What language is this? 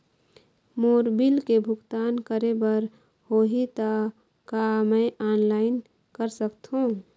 Chhattisgarhi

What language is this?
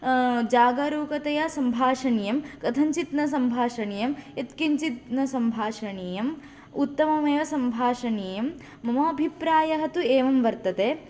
Sanskrit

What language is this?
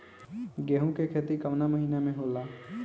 Bhojpuri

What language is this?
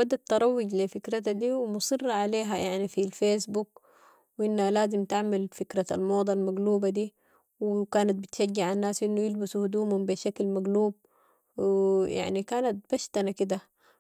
Sudanese Arabic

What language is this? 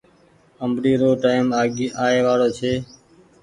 Goaria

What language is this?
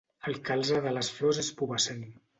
Catalan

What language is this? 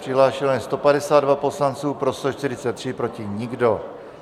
Czech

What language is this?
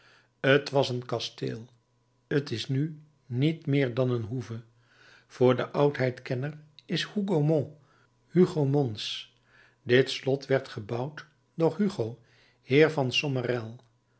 Dutch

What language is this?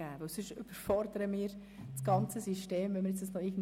Swiss German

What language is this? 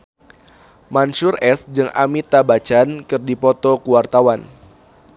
Sundanese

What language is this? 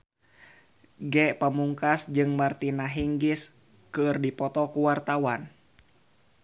Sundanese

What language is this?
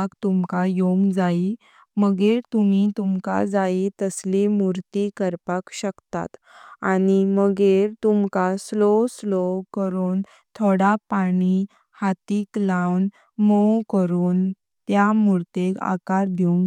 Konkani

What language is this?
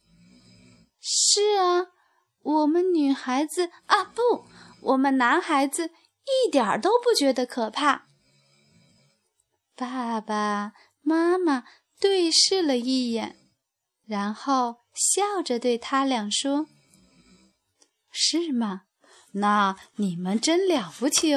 Chinese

